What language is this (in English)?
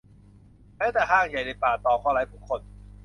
Thai